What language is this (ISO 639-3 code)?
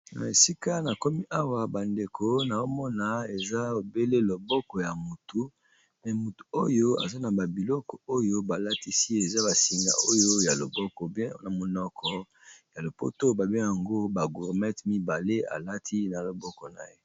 lin